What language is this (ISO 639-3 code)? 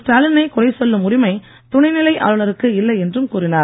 tam